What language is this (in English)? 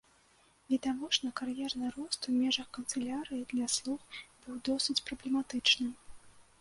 Belarusian